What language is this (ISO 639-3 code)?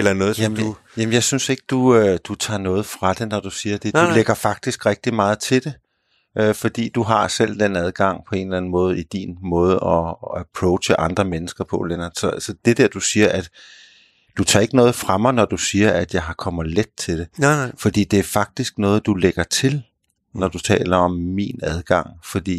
dan